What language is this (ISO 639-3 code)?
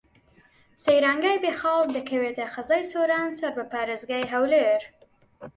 ckb